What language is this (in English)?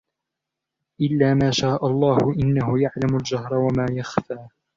Arabic